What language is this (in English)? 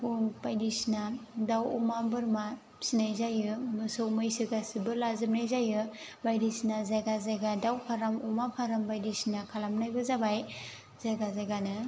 Bodo